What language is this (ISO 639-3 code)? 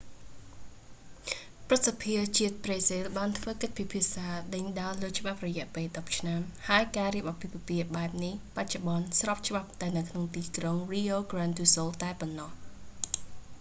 khm